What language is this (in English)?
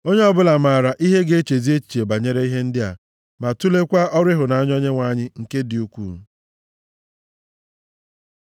Igbo